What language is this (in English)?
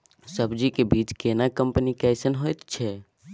Maithili